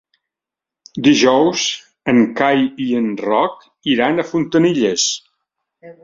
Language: Catalan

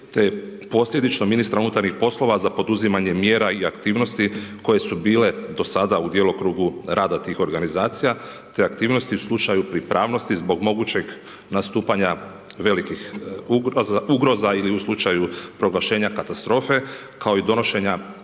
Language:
Croatian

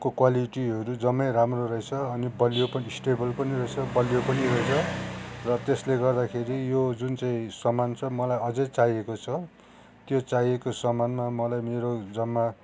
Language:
Nepali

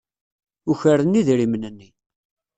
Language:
Kabyle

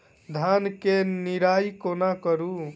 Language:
Maithili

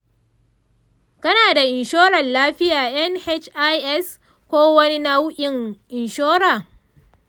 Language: Hausa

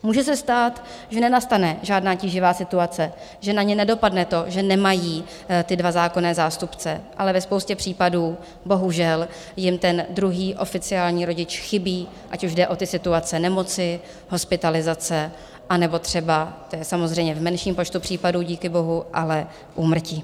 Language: Czech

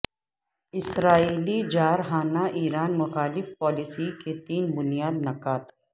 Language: Urdu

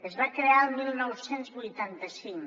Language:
Catalan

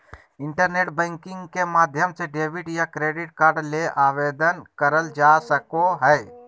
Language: Magahi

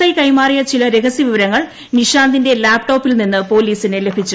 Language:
Malayalam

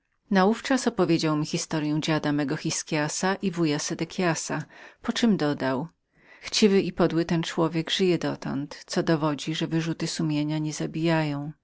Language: Polish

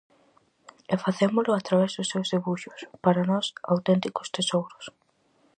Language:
Galician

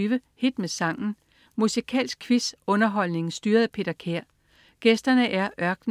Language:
Danish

